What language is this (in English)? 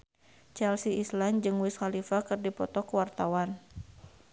Sundanese